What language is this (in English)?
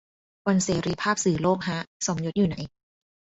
Thai